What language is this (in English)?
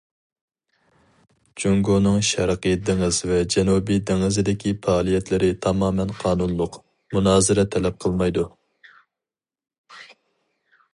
Uyghur